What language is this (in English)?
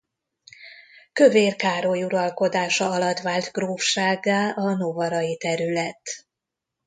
Hungarian